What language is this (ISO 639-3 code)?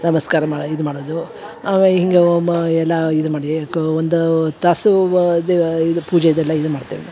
kan